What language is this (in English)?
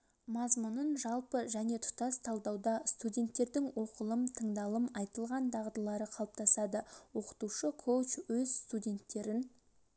Kazakh